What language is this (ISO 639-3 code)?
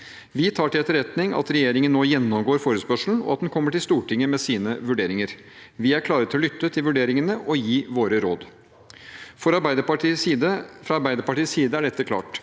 nor